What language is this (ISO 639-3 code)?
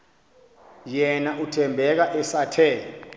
xho